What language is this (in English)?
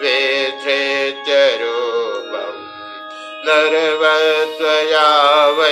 Hindi